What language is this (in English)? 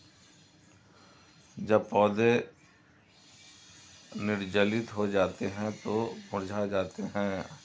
Hindi